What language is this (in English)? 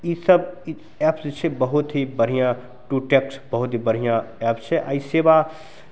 Maithili